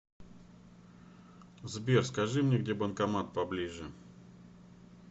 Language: Russian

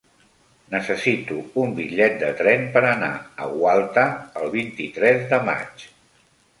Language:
Catalan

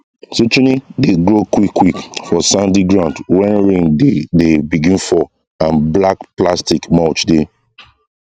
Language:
Nigerian Pidgin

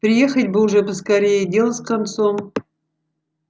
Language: Russian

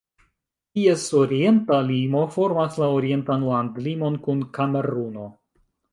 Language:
Esperanto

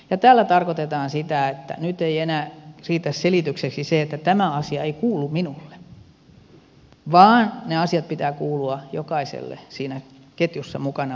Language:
Finnish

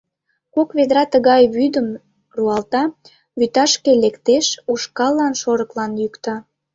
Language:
Mari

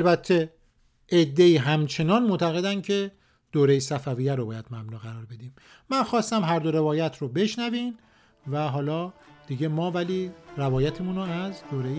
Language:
Persian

